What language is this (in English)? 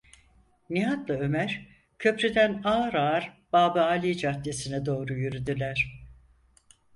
Turkish